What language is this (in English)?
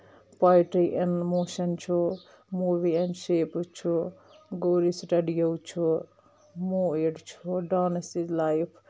Kashmiri